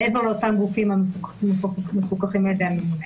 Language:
Hebrew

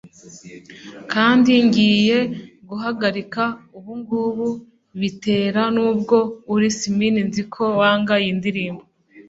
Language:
Kinyarwanda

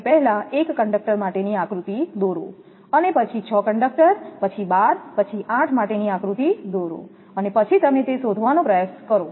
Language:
Gujarati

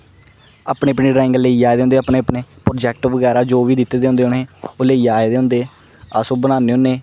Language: Dogri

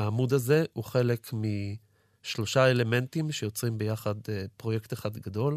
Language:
Hebrew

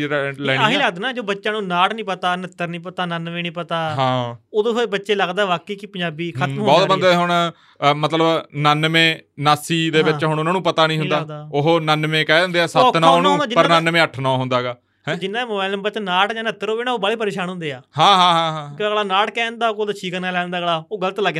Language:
Punjabi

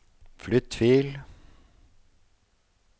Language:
Norwegian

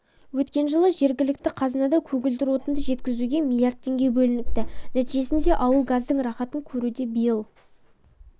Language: Kazakh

